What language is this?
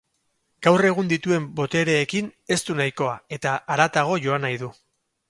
Basque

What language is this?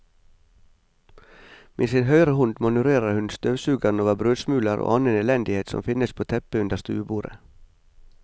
Norwegian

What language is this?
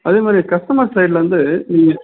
Tamil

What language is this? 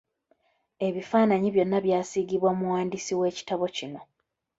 Ganda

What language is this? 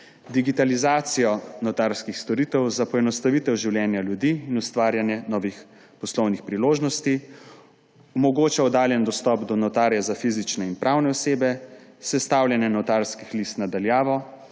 Slovenian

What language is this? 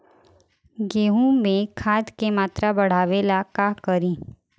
Bhojpuri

